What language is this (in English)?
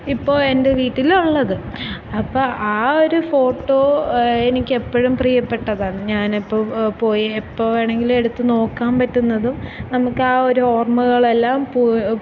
Malayalam